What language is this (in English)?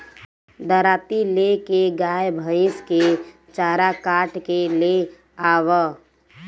Bhojpuri